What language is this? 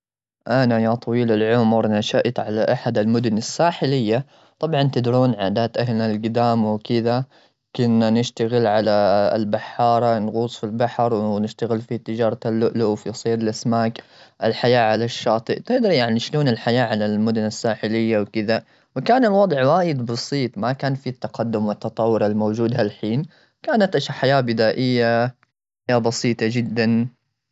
Gulf Arabic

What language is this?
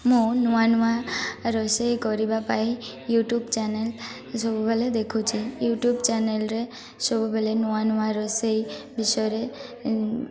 Odia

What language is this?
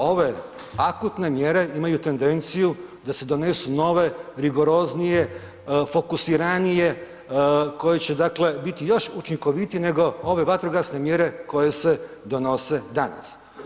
Croatian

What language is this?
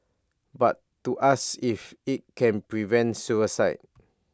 English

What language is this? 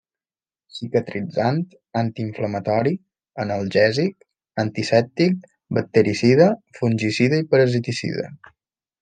Catalan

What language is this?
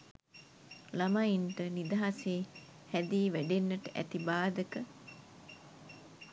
Sinhala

